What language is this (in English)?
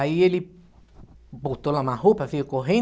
Portuguese